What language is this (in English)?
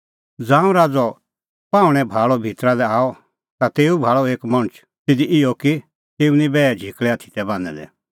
Kullu Pahari